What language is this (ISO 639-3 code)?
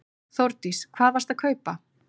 isl